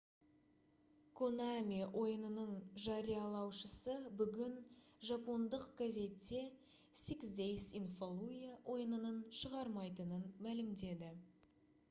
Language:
Kazakh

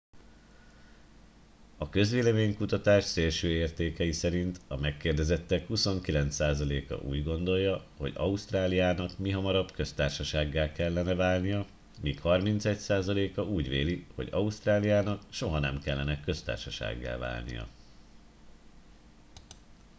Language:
Hungarian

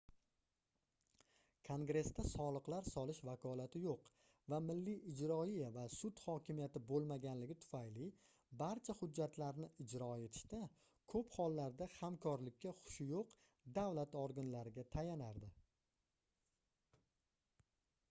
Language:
Uzbek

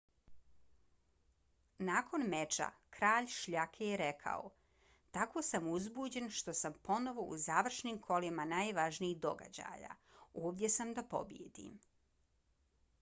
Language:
Bosnian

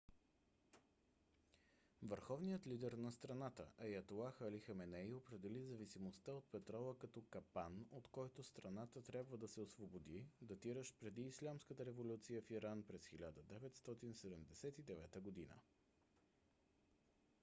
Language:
Bulgarian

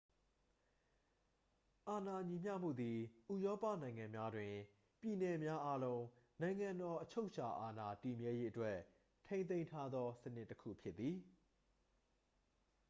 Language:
Burmese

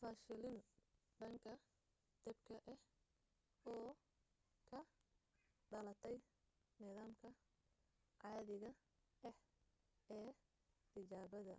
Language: Somali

